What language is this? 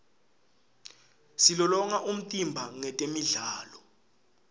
Swati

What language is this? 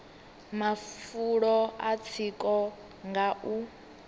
Venda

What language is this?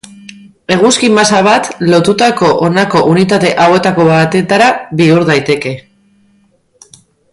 Basque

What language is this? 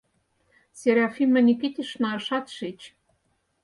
Mari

